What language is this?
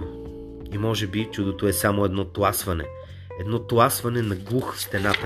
Bulgarian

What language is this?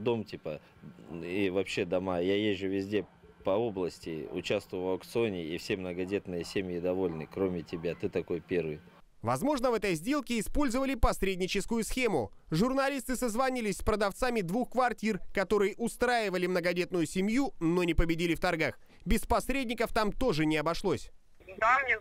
Russian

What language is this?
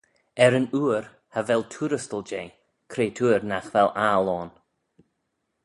Manx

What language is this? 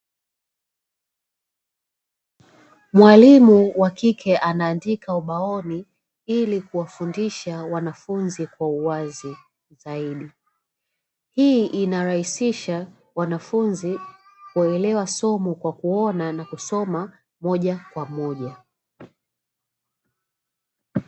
Swahili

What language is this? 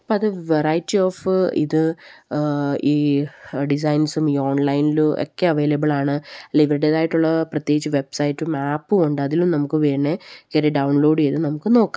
Malayalam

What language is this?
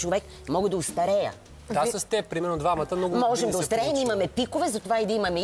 Bulgarian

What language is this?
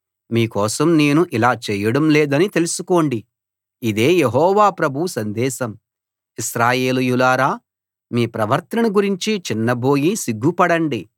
Telugu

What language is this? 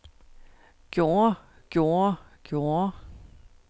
Danish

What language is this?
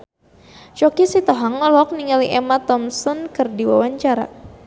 Sundanese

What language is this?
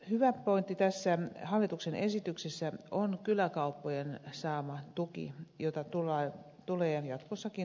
Finnish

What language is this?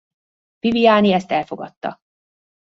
Hungarian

